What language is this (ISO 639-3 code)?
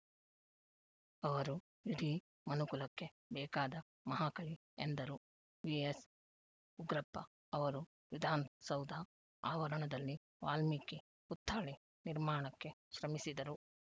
kan